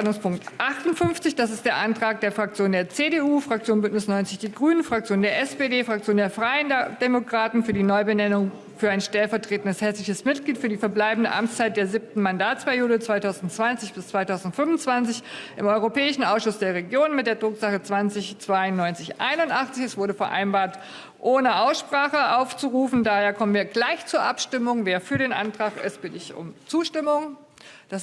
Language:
German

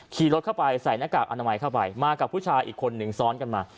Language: Thai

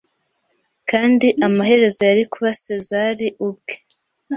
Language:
Kinyarwanda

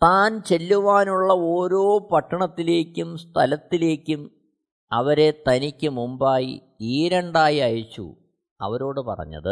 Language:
Malayalam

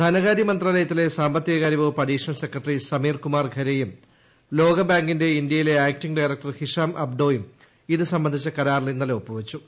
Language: Malayalam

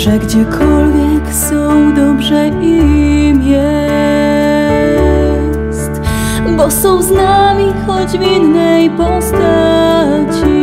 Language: Polish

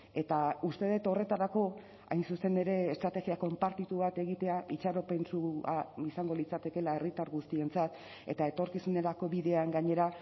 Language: Basque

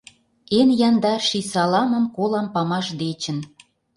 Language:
Mari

